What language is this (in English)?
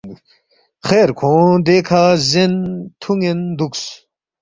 Balti